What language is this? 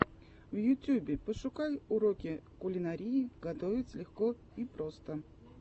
Russian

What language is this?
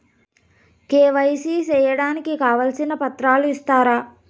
Telugu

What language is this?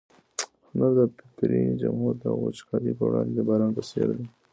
Pashto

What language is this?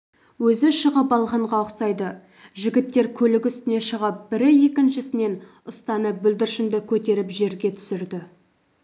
Kazakh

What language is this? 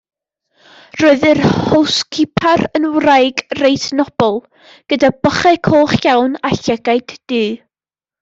Welsh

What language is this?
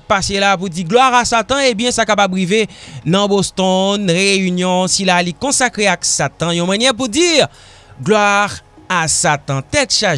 French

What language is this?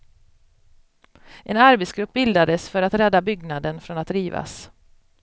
Swedish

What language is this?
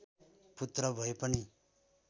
Nepali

